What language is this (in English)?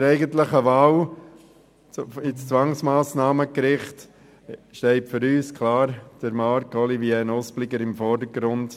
Swiss German